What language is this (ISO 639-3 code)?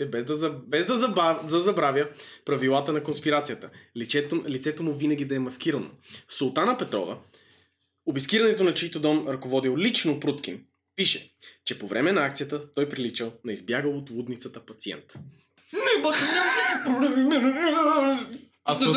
bul